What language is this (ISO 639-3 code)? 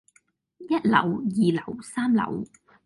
yue